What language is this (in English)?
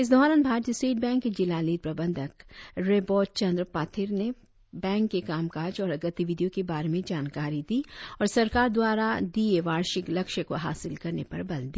Hindi